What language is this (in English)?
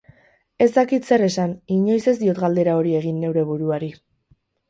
Basque